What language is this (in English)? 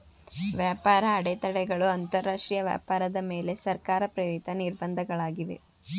Kannada